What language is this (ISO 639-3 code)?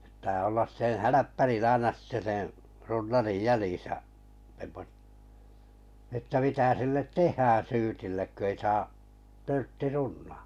fin